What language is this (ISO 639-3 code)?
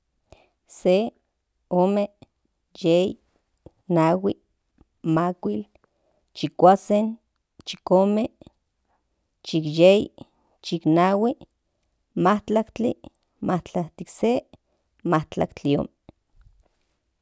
nhn